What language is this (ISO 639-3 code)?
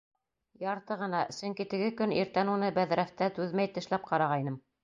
bak